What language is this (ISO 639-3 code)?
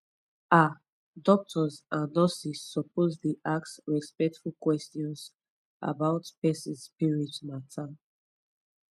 pcm